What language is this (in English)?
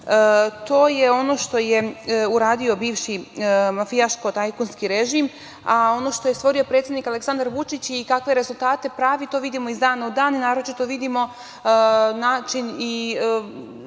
Serbian